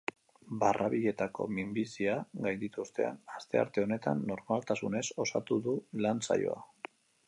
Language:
Basque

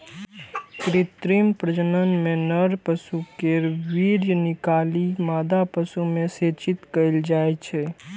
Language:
Maithili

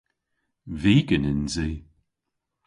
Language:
Cornish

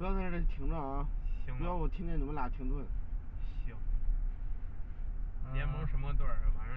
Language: Chinese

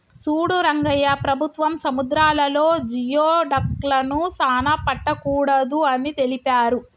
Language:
Telugu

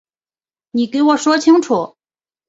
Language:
Chinese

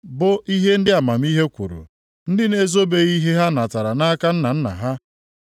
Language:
Igbo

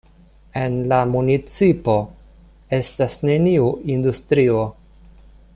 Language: Esperanto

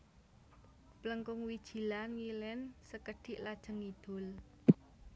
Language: Javanese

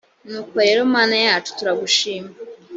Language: Kinyarwanda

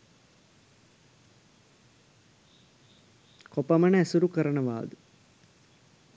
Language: Sinhala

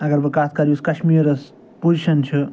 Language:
Kashmiri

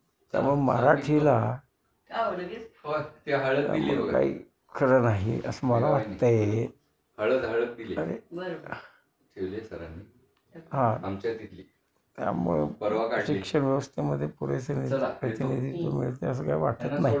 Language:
Marathi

